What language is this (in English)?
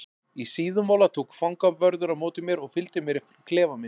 Icelandic